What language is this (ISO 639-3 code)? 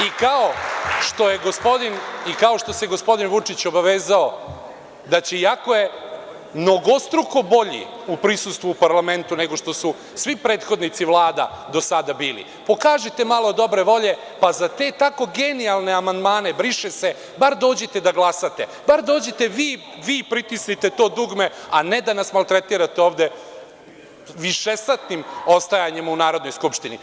srp